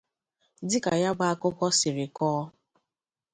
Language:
Igbo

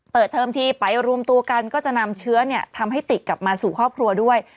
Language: Thai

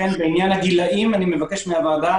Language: Hebrew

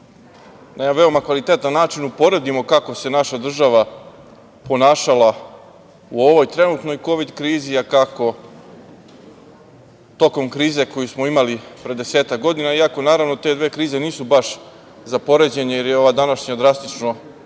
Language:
Serbian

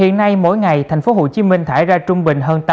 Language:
Vietnamese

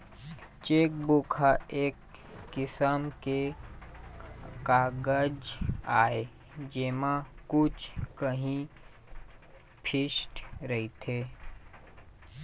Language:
Chhattisgarhi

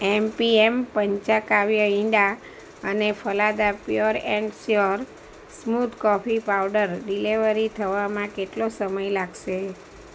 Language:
Gujarati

